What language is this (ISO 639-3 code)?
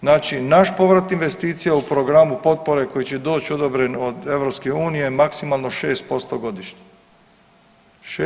hrv